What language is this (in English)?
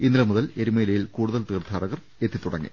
Malayalam